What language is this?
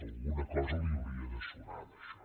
Catalan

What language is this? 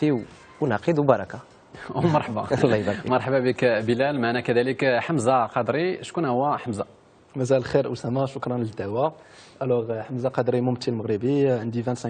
Arabic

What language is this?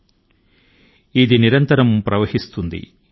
Telugu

